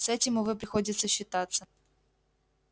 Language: Russian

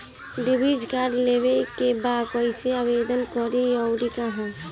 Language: Bhojpuri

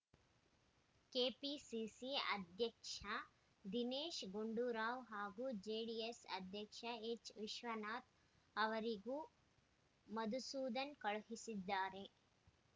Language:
Kannada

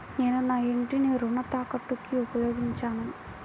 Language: Telugu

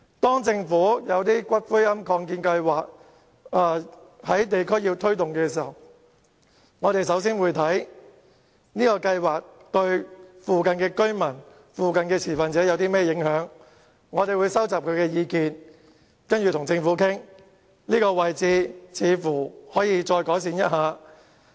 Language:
Cantonese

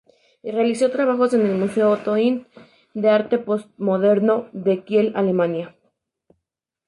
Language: Spanish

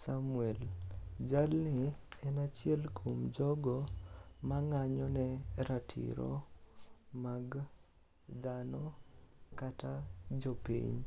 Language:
Luo (Kenya and Tanzania)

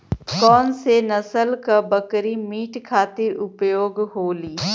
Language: Bhojpuri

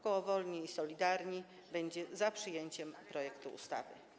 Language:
Polish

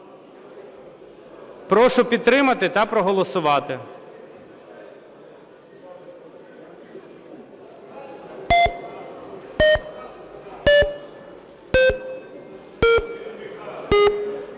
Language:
Ukrainian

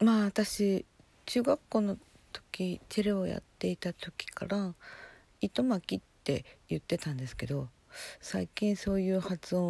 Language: Japanese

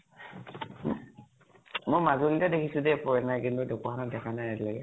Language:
Assamese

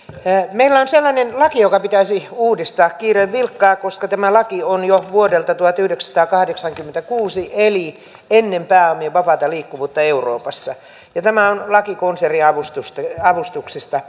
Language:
Finnish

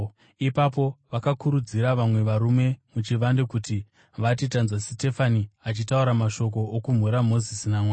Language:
Shona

